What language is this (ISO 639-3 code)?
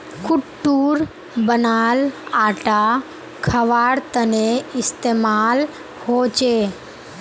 mag